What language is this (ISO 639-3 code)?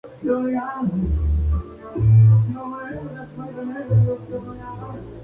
spa